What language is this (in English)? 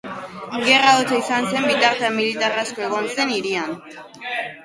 Basque